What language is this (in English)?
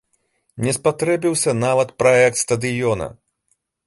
Belarusian